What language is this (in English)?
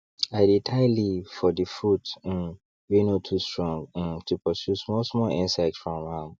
Nigerian Pidgin